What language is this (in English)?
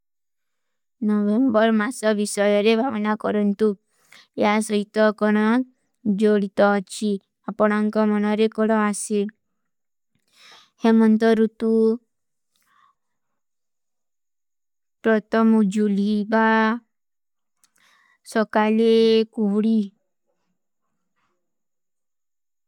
Kui (India)